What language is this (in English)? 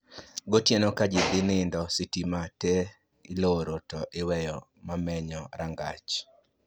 Luo (Kenya and Tanzania)